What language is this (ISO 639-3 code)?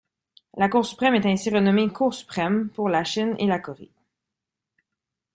fra